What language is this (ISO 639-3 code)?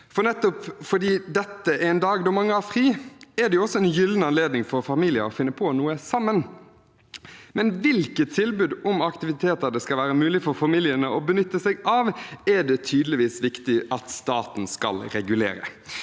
nor